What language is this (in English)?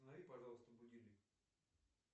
Russian